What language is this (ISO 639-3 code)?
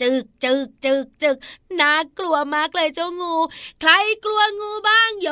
tha